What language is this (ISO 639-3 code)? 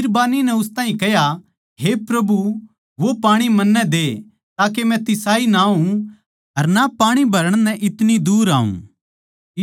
bgc